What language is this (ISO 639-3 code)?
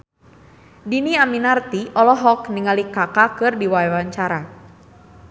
sun